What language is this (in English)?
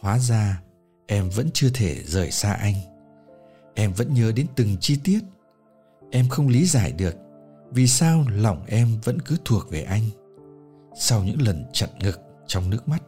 Vietnamese